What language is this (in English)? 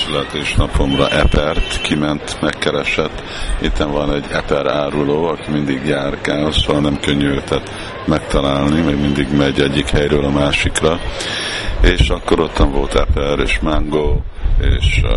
Hungarian